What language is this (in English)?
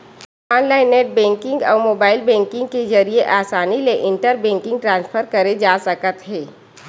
Chhattisgarhi